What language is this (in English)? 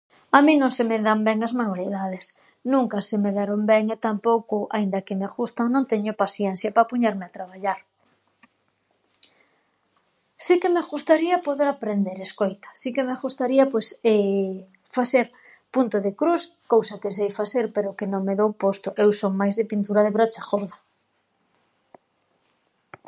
Galician